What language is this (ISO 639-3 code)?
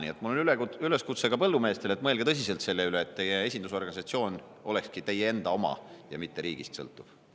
est